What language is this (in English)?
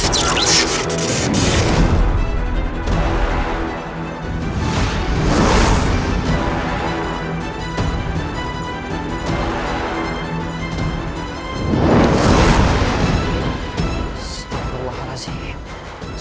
Indonesian